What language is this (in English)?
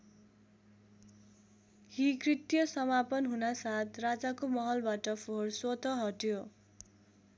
Nepali